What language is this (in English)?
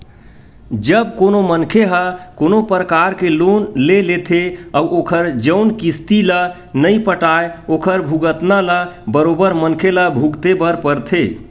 Chhattisgarhi